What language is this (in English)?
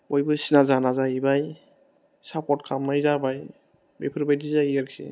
Bodo